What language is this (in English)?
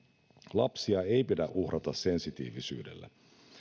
Finnish